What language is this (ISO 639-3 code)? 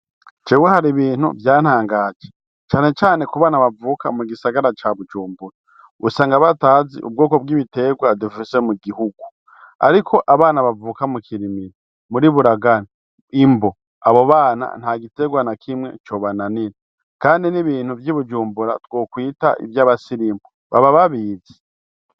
run